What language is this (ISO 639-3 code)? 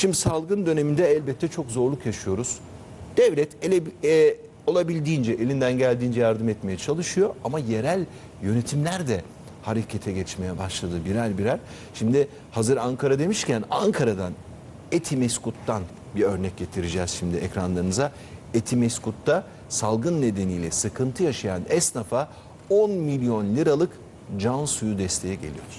tur